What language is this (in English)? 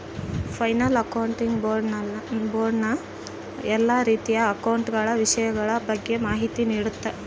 Kannada